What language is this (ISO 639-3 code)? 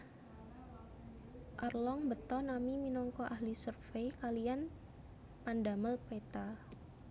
jav